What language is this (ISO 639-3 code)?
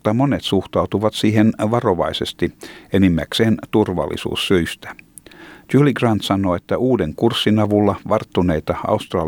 fin